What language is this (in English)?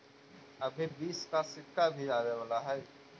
Magahi